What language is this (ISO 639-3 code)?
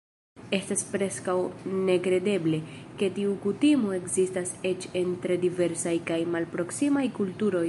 epo